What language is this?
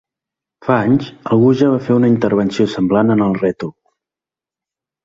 Catalan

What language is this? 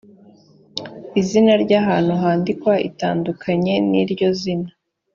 Kinyarwanda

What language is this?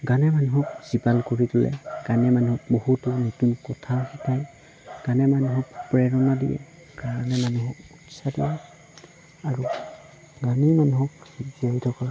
Assamese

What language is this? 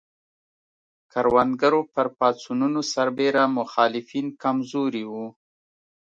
Pashto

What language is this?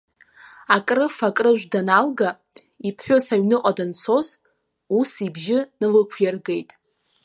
Abkhazian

